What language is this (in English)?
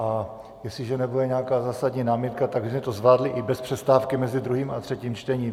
Czech